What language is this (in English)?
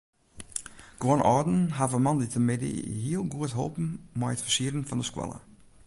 Western Frisian